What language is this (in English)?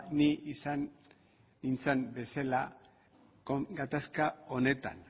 Basque